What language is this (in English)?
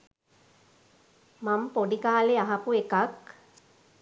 Sinhala